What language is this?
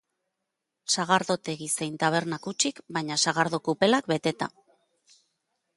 Basque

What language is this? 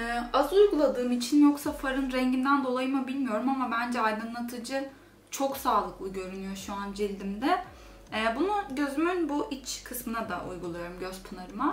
Turkish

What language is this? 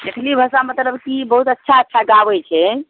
Maithili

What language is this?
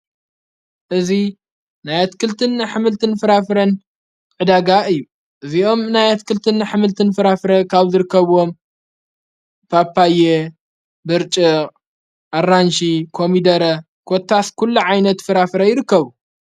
Tigrinya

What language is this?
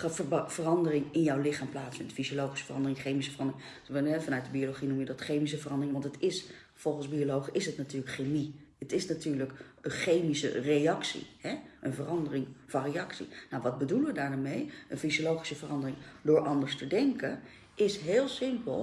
Dutch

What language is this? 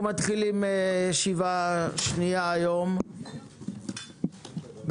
Hebrew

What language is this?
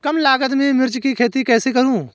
Hindi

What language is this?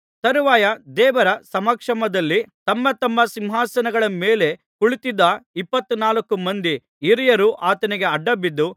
Kannada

